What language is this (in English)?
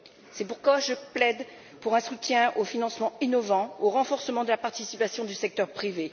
French